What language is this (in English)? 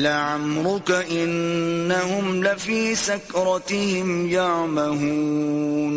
Urdu